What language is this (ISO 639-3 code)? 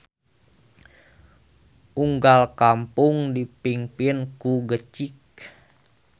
sun